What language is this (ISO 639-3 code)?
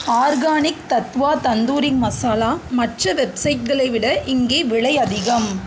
tam